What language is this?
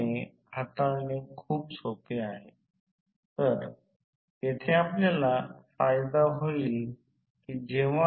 Marathi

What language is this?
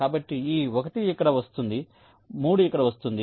Telugu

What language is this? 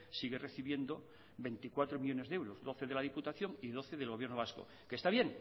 Spanish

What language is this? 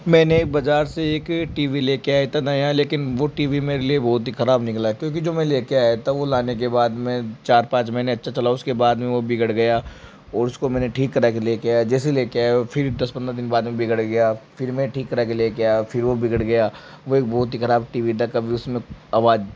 Hindi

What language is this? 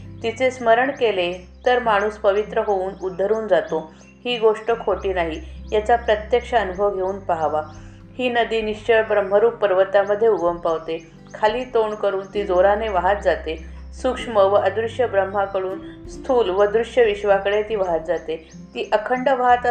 Marathi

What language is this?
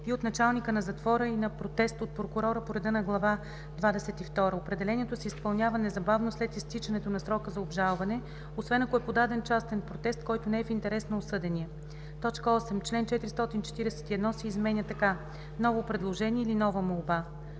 Bulgarian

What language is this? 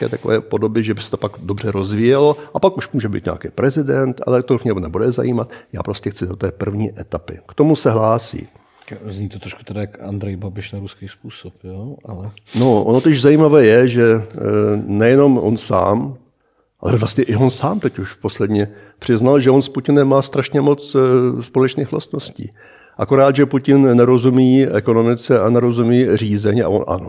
Czech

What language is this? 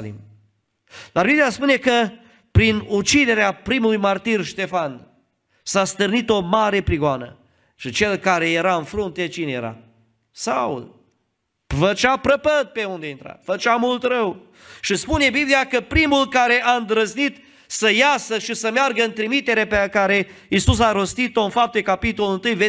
Romanian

